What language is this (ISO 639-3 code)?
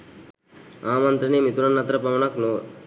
sin